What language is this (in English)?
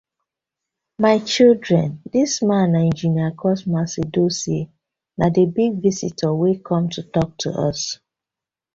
Nigerian Pidgin